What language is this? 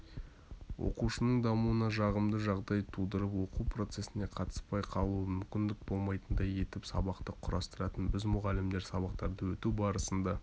Kazakh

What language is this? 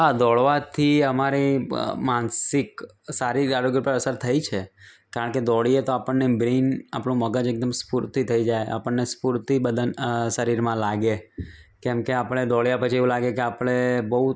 Gujarati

